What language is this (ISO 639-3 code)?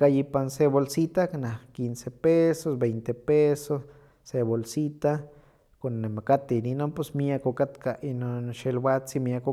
nhq